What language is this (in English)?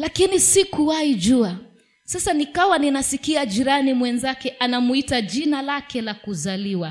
Swahili